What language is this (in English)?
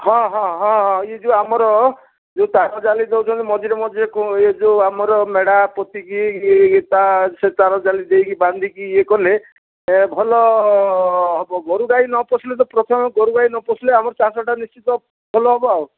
Odia